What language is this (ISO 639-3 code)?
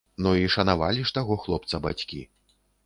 bel